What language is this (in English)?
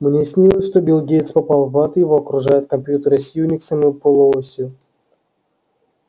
Russian